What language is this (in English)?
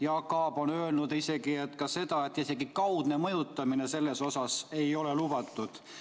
Estonian